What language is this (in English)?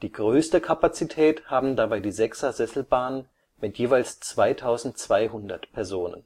German